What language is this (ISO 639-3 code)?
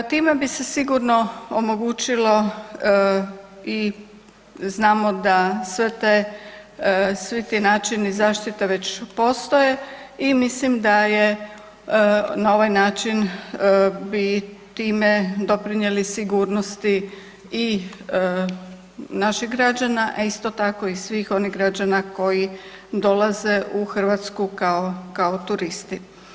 hrv